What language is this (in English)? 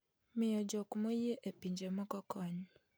Luo (Kenya and Tanzania)